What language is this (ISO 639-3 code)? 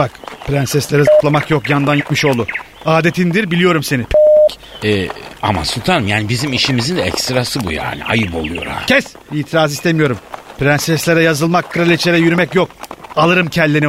tur